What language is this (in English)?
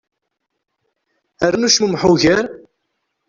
Kabyle